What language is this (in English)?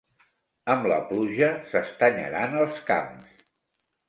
Catalan